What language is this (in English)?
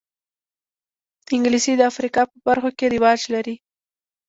Pashto